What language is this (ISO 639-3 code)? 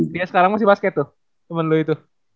ind